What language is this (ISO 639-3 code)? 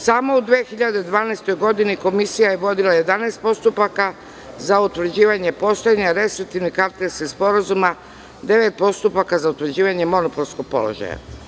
srp